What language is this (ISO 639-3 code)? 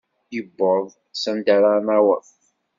kab